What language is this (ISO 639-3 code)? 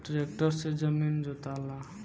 bho